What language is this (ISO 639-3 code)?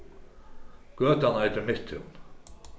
fao